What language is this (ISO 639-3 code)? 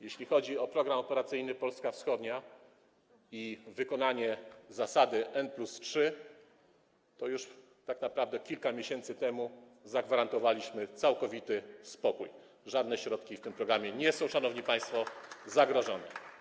pol